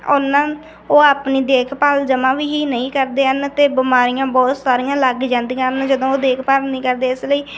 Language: Punjabi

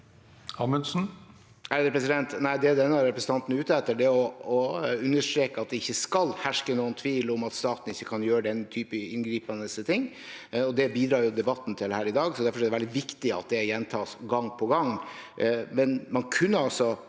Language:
Norwegian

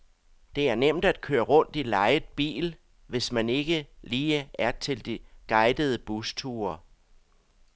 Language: Danish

